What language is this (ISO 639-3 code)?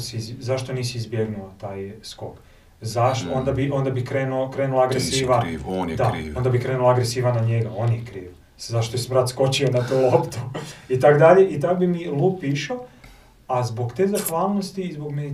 hrv